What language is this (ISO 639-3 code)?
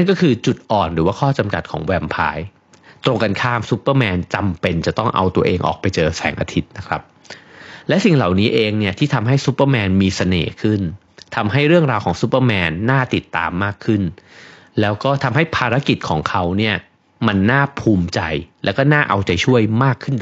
tha